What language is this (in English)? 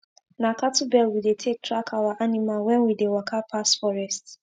Nigerian Pidgin